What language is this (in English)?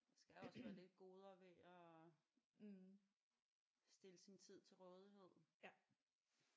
Danish